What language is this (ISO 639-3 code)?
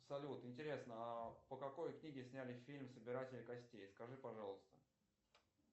rus